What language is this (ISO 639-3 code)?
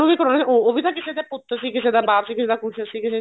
pan